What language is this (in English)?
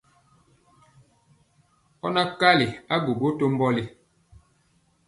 Mpiemo